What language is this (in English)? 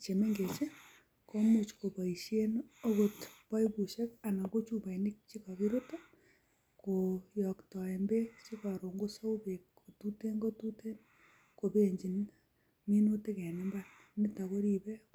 Kalenjin